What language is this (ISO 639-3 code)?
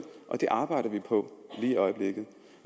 dan